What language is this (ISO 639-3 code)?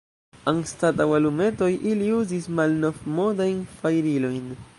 epo